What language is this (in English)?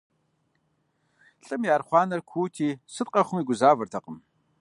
Kabardian